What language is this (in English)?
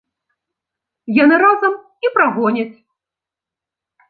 Belarusian